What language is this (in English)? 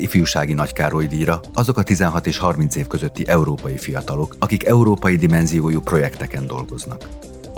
Hungarian